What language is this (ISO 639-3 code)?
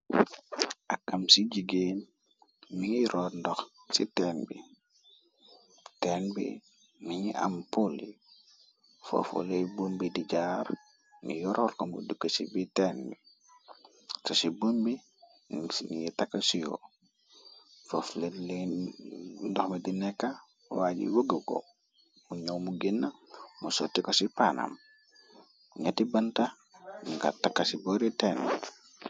wol